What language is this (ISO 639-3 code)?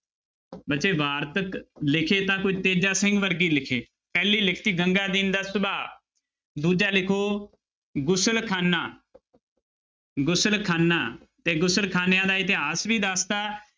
pan